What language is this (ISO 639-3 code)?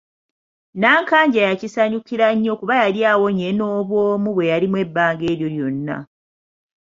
lug